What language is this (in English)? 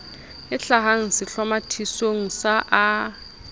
Southern Sotho